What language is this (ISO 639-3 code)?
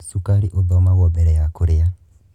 kik